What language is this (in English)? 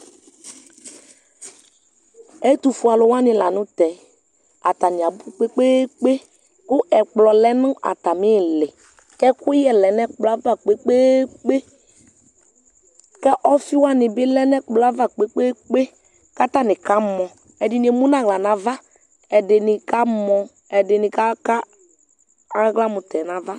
Ikposo